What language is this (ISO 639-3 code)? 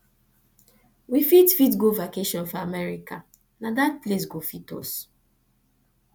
pcm